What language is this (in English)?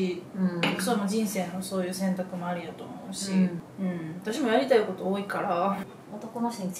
Japanese